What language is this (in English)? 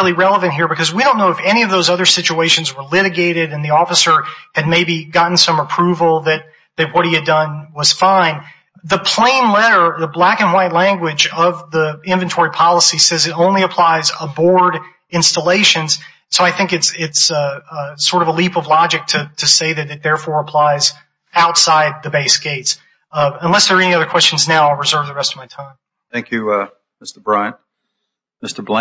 English